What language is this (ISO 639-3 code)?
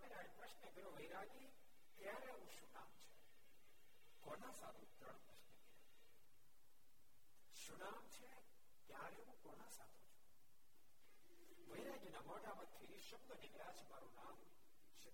guj